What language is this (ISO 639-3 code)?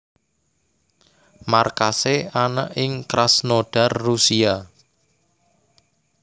jav